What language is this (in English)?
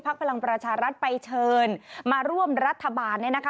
Thai